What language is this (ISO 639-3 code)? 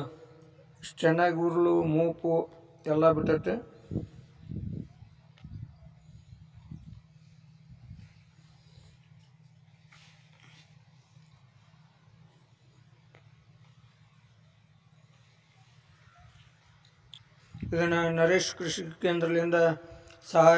tur